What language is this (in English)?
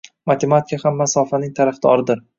Uzbek